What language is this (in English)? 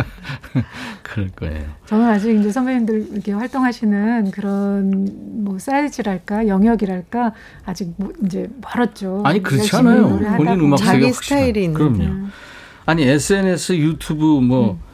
Korean